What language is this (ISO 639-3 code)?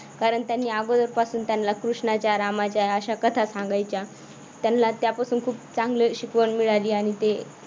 mar